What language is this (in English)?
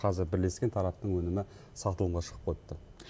Kazakh